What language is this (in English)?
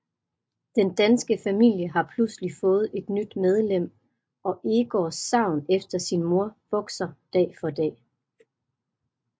Danish